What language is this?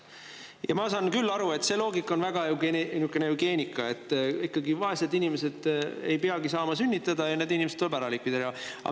Estonian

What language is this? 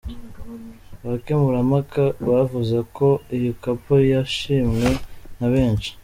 Kinyarwanda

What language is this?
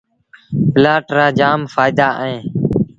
Sindhi Bhil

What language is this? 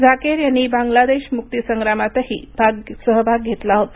Marathi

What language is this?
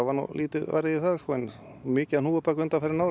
Icelandic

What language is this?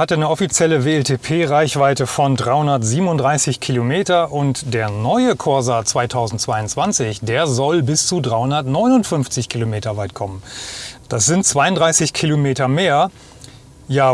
German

